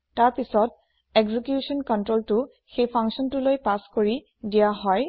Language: Assamese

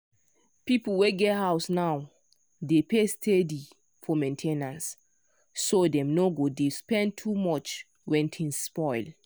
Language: Nigerian Pidgin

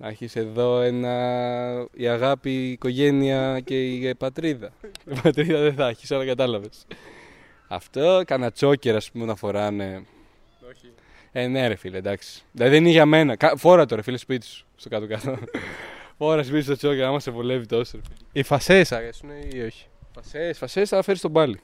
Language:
Greek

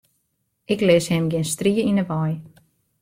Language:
Western Frisian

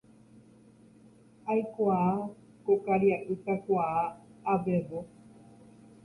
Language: Guarani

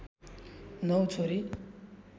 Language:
Nepali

